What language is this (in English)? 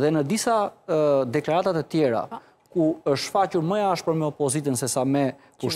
Romanian